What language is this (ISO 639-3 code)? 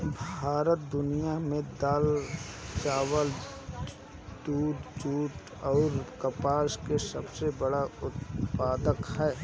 bho